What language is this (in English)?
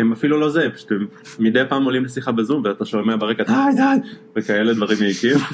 Hebrew